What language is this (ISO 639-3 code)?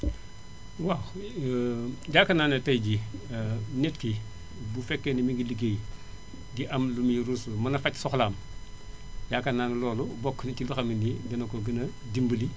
wol